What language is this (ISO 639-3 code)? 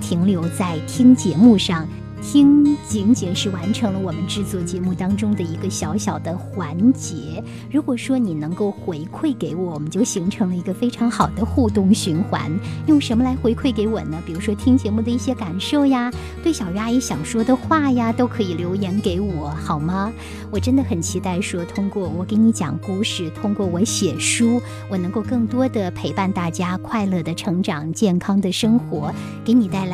zho